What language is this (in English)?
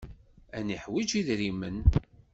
Kabyle